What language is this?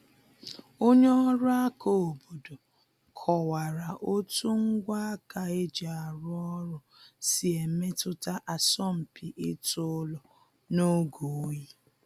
Igbo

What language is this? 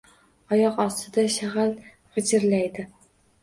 Uzbek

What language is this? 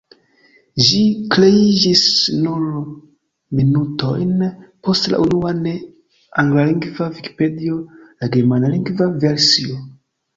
Esperanto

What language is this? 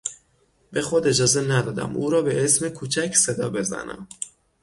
Persian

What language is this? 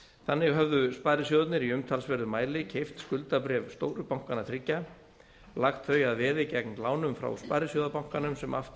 Icelandic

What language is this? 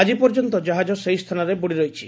Odia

